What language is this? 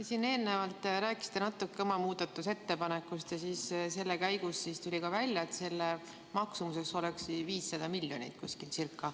Estonian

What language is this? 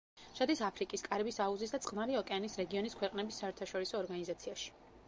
Georgian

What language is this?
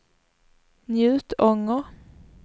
Swedish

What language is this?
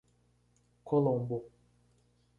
Portuguese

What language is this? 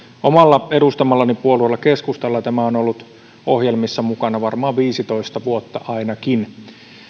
Finnish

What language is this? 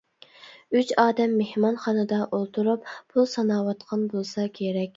Uyghur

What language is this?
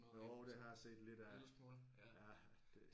Danish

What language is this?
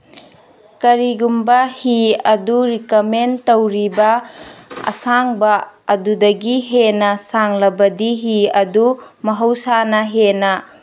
Manipuri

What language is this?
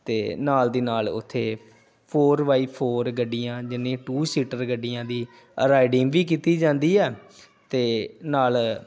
Punjabi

